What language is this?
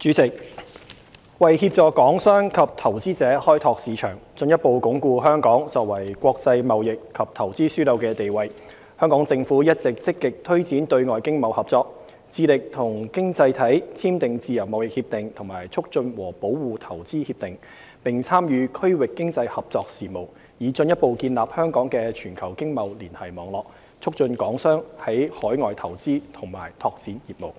Cantonese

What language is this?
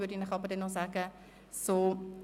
Swiss German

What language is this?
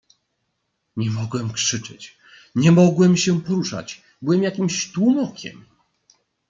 Polish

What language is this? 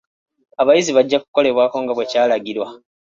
Ganda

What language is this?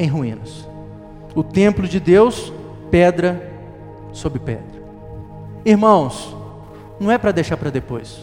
Portuguese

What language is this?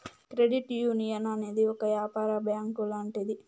Telugu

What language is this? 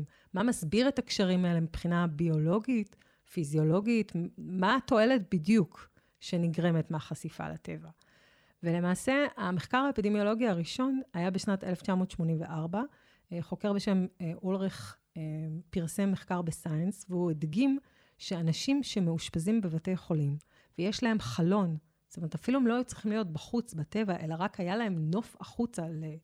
Hebrew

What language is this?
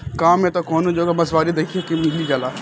Bhojpuri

